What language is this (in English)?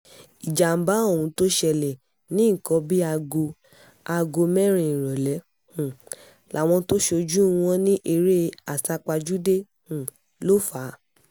Yoruba